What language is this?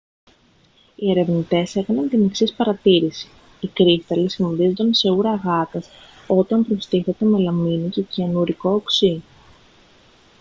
Greek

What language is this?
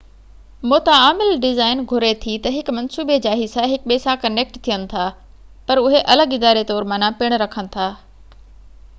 Sindhi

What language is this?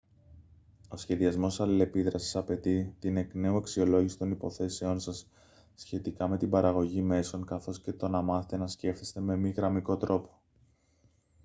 Greek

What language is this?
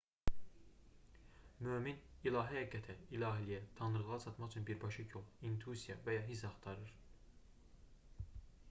Azerbaijani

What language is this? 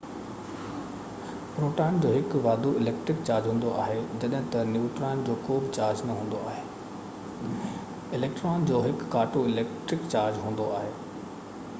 Sindhi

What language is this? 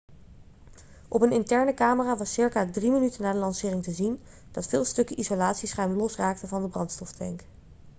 Dutch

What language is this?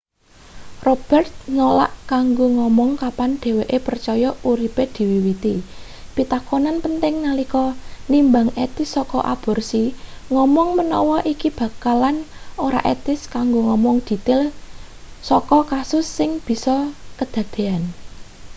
Javanese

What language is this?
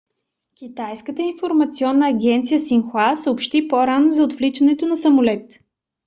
Bulgarian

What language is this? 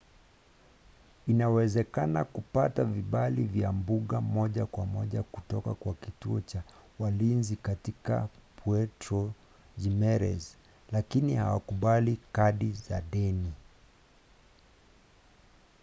Swahili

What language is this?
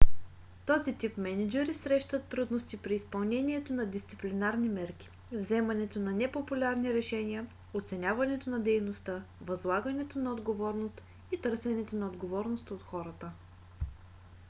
Bulgarian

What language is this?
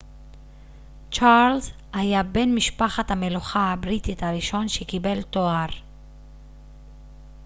Hebrew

